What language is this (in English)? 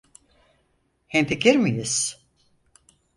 Turkish